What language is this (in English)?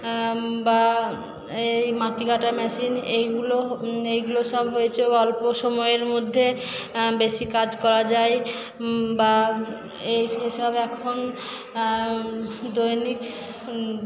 Bangla